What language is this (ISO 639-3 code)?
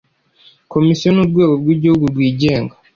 kin